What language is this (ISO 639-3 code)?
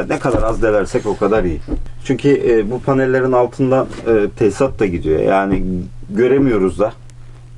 tur